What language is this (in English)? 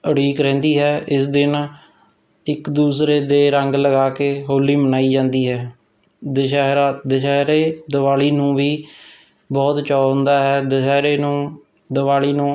Punjabi